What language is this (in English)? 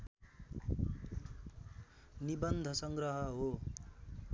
Nepali